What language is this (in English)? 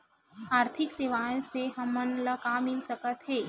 Chhattisgarhi